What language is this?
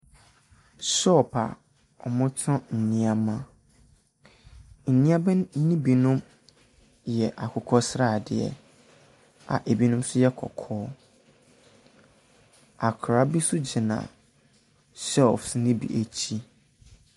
Akan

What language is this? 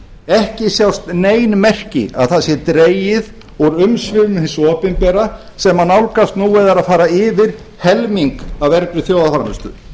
Icelandic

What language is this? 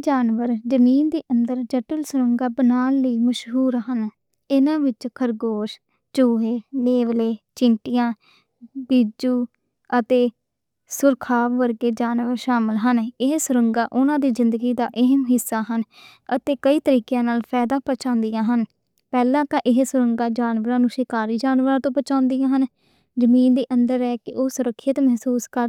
Western Panjabi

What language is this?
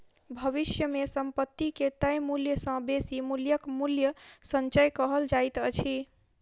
Maithili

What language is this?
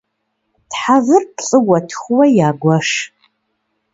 Kabardian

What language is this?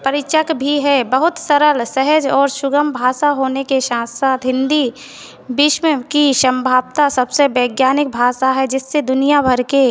Hindi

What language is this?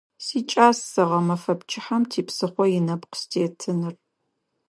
Adyghe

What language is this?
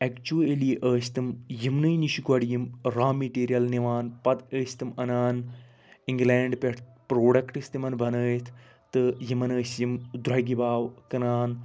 Kashmiri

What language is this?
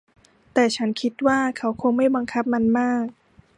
Thai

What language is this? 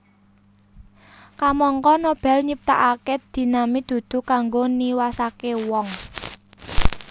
Javanese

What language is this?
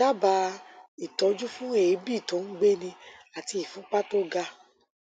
Yoruba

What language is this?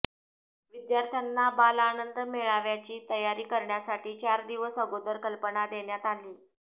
Marathi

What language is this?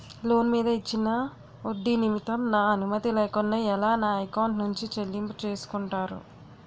Telugu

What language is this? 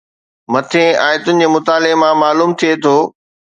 Sindhi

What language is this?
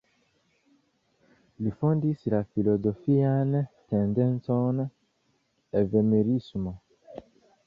Esperanto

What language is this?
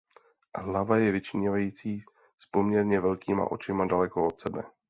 Czech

